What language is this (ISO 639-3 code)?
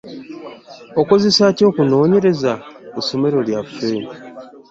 lug